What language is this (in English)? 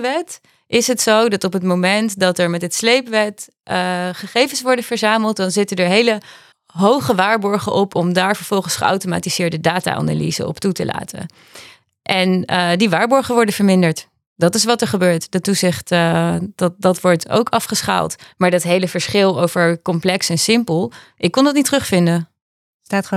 Dutch